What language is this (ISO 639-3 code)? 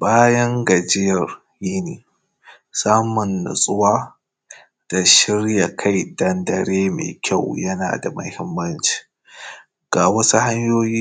hau